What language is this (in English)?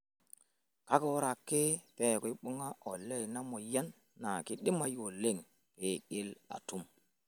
Masai